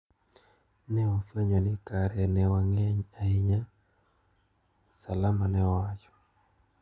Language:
Luo (Kenya and Tanzania)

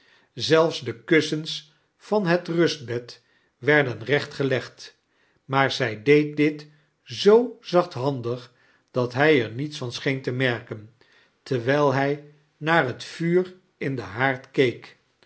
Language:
Dutch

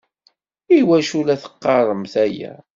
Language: Kabyle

